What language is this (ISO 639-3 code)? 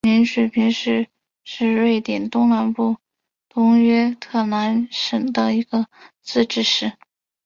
zho